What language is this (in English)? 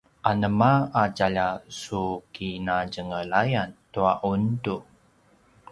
Paiwan